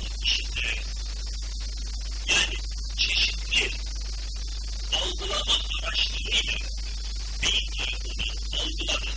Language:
Turkish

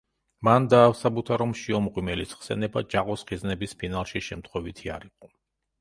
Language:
Georgian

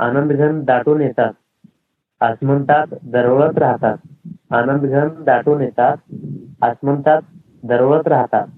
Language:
Marathi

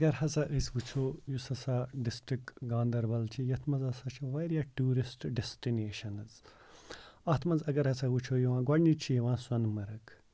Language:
Kashmiri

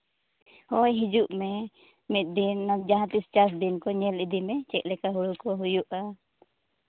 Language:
Santali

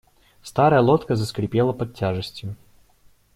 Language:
Russian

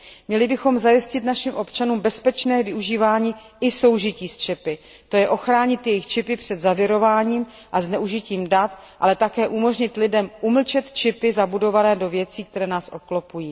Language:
Czech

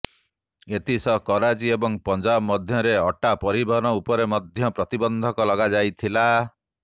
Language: Odia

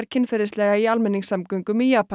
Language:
Icelandic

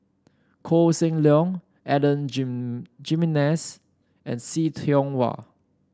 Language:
English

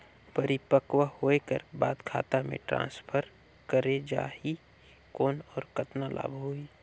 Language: Chhattisgarhi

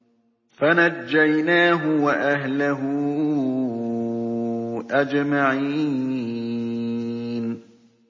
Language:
Arabic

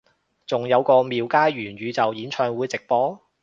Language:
Cantonese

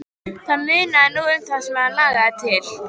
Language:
Icelandic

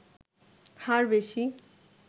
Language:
Bangla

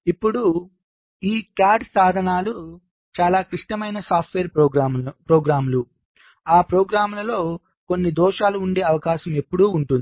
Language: Telugu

